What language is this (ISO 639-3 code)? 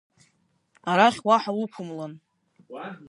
abk